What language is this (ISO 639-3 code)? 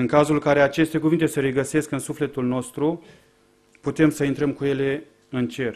ron